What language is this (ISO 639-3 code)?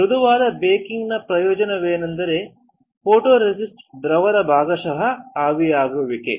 kan